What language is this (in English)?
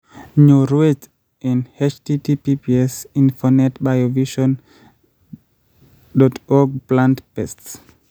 Kalenjin